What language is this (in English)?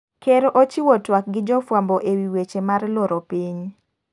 Luo (Kenya and Tanzania)